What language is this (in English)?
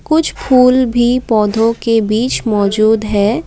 Hindi